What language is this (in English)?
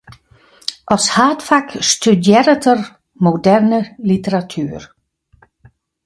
Western Frisian